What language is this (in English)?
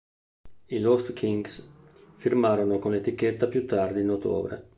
Italian